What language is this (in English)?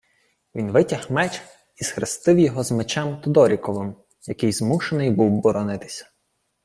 Ukrainian